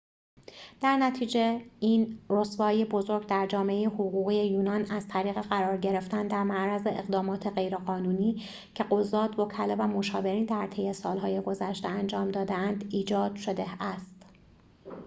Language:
Persian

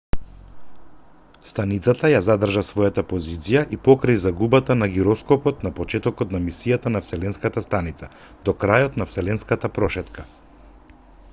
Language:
Macedonian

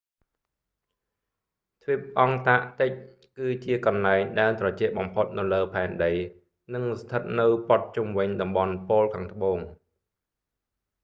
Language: Khmer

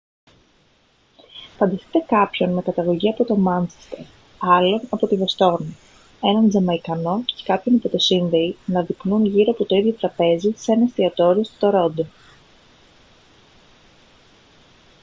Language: Greek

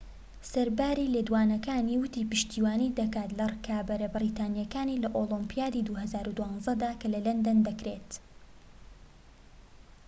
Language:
Central Kurdish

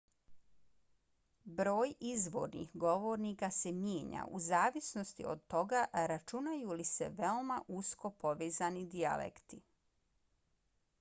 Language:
Bosnian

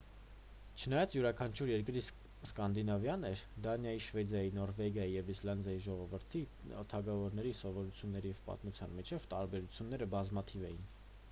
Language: Armenian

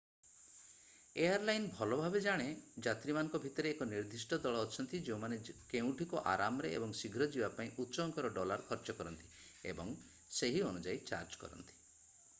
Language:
Odia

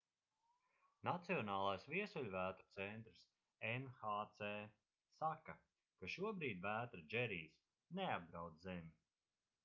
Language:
Latvian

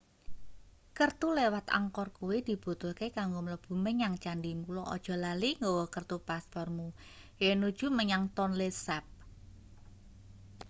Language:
Javanese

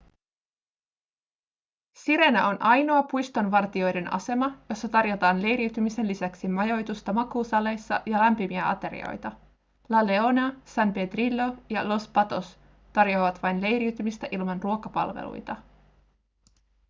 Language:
Finnish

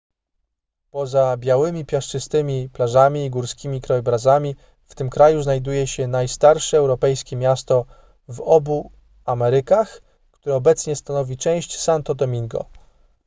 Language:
Polish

